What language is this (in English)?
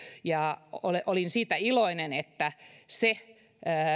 Finnish